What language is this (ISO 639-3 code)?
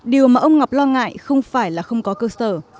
vie